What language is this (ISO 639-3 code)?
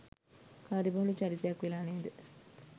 sin